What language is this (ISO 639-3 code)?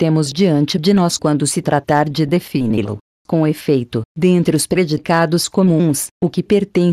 por